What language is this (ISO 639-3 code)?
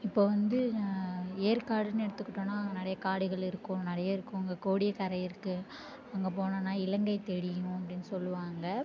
tam